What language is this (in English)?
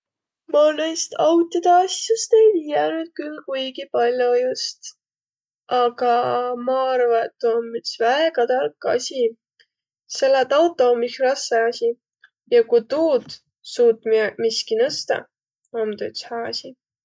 Võro